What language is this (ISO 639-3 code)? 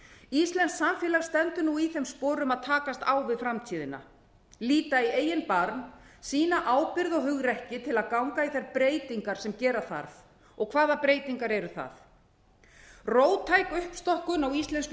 isl